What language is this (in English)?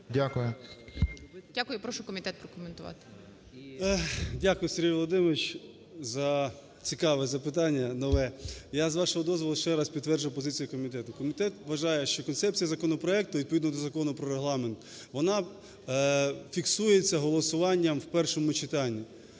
Ukrainian